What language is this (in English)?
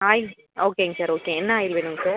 Tamil